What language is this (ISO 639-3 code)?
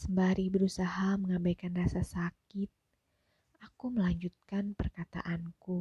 ind